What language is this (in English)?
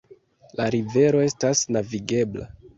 Esperanto